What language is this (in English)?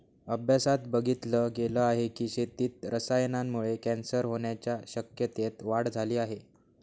Marathi